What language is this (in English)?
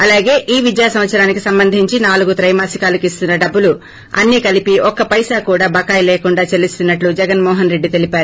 Telugu